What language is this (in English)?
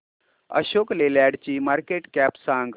Marathi